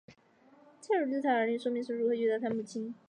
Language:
Chinese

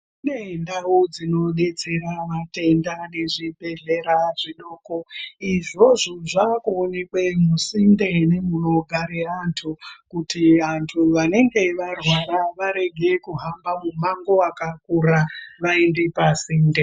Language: Ndau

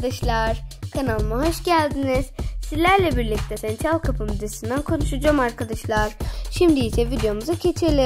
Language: Turkish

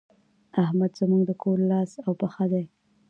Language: Pashto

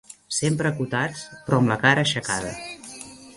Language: Catalan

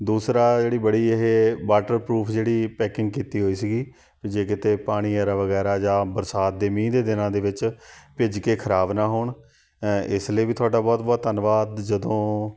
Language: Punjabi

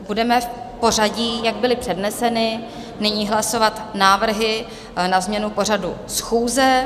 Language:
Czech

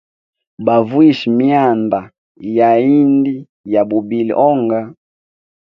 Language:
Hemba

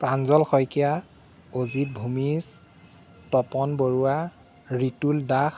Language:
Assamese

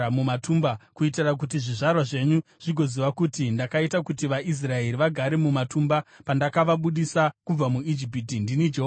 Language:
Shona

